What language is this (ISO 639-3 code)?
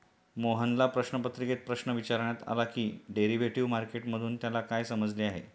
mar